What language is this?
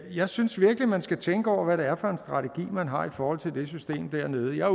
Danish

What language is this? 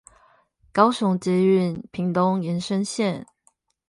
Chinese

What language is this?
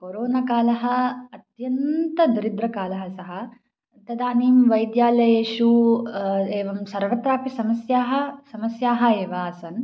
Sanskrit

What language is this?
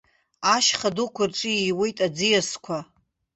Abkhazian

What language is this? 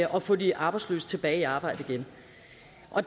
Danish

